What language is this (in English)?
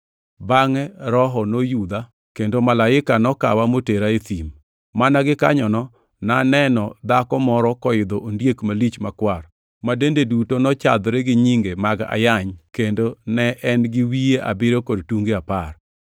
Luo (Kenya and Tanzania)